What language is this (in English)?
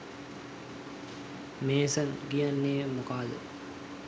Sinhala